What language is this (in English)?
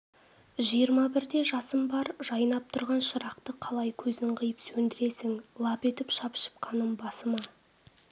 Kazakh